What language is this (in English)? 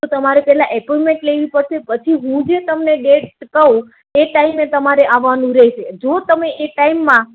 Gujarati